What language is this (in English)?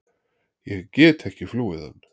Icelandic